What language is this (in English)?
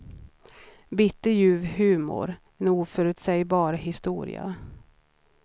Swedish